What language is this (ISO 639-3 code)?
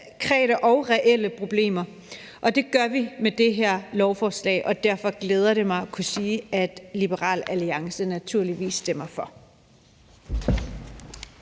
dan